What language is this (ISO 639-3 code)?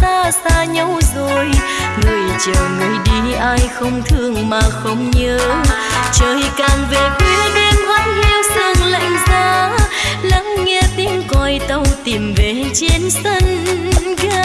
vie